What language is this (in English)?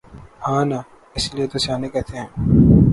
Urdu